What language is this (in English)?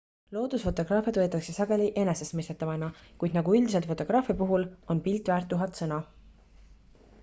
Estonian